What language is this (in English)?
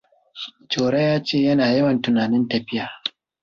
Hausa